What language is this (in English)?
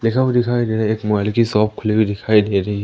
Hindi